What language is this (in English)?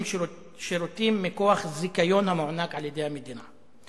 Hebrew